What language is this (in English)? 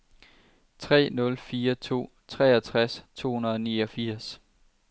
Danish